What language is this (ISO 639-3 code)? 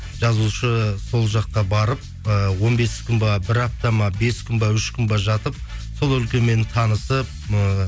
kaz